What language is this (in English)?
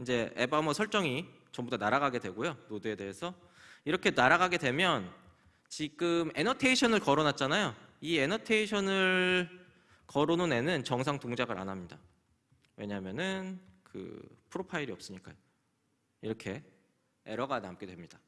Korean